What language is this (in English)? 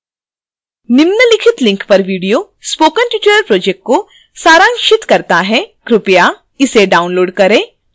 Hindi